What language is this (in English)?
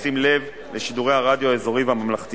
Hebrew